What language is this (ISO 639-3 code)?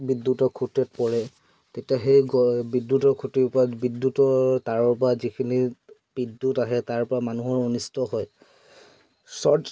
asm